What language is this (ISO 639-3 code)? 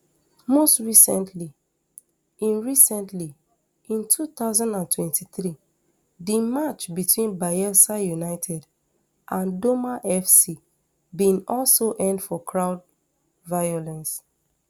pcm